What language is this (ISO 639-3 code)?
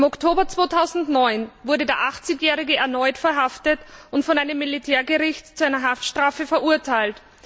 deu